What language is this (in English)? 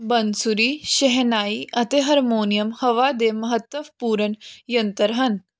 Punjabi